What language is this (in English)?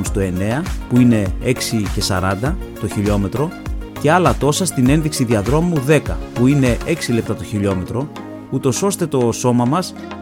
Greek